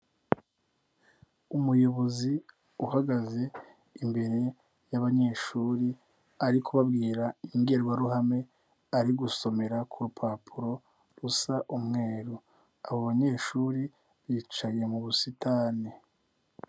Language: Kinyarwanda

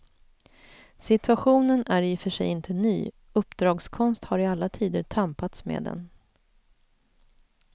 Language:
Swedish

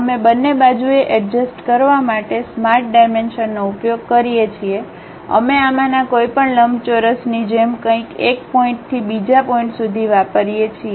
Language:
Gujarati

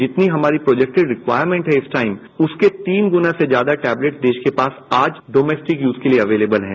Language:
Hindi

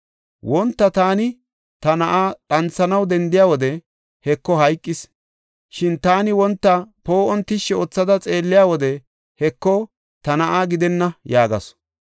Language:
Gofa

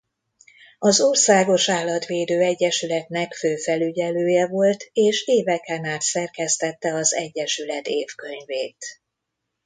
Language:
Hungarian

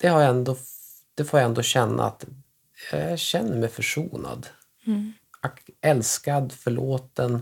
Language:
Swedish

